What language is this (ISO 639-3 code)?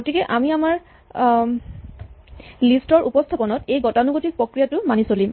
asm